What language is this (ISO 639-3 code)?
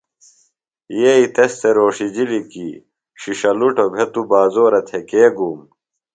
phl